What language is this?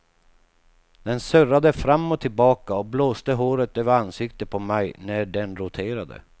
Swedish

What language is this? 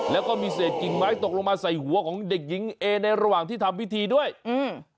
Thai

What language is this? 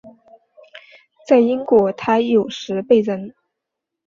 Chinese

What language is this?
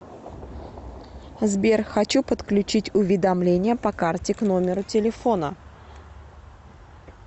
Russian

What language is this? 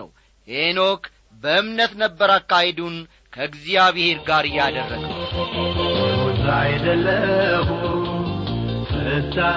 Amharic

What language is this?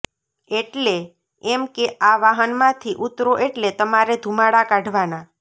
Gujarati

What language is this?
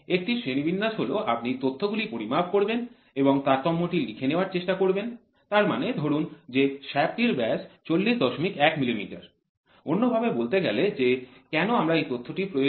Bangla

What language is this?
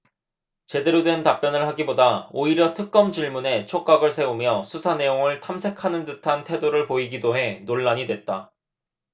Korean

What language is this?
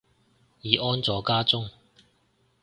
Cantonese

